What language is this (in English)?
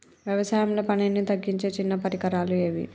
Telugu